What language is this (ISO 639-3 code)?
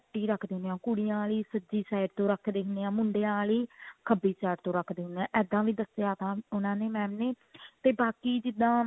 pan